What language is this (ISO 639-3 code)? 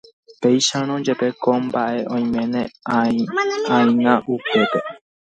grn